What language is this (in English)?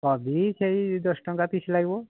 Odia